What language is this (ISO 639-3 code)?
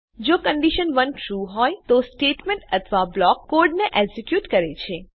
guj